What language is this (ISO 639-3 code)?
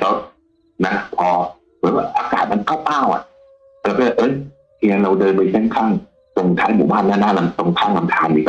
tha